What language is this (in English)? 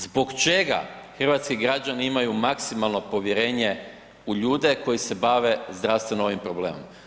Croatian